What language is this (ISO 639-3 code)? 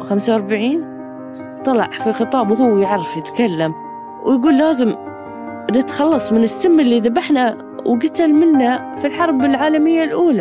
ara